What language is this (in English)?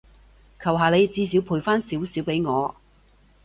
Cantonese